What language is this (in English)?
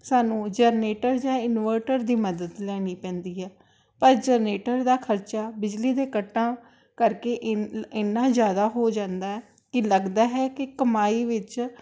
Punjabi